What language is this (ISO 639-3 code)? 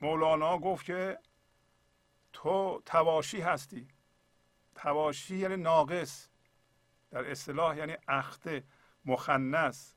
fas